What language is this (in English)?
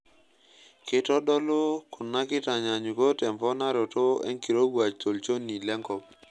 Masai